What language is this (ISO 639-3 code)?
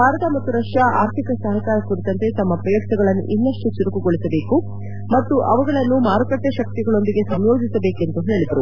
kan